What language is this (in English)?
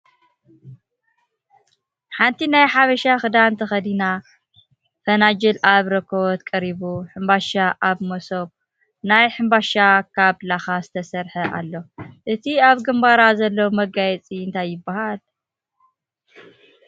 Tigrinya